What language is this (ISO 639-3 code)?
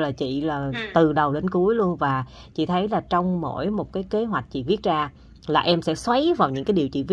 vie